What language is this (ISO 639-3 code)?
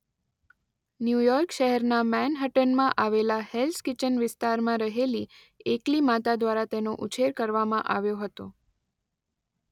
guj